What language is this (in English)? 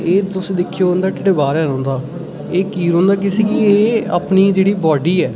Dogri